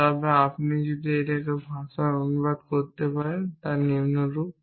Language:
Bangla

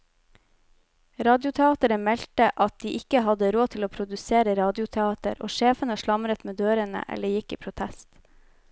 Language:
Norwegian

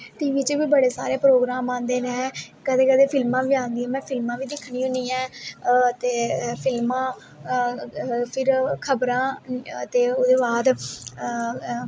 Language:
Dogri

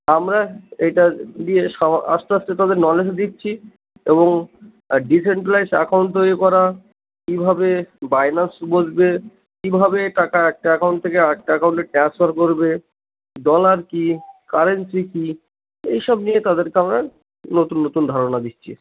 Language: Bangla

